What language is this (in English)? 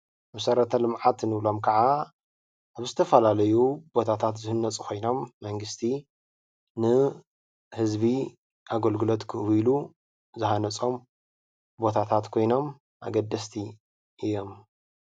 Tigrinya